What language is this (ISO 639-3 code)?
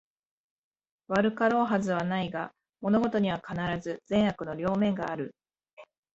jpn